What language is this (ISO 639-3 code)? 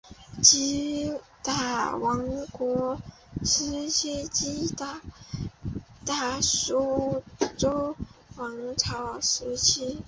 zho